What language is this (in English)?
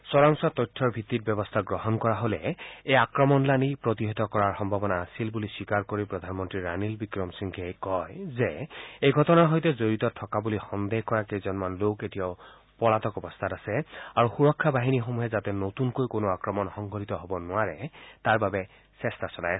Assamese